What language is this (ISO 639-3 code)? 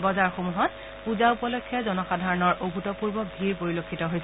asm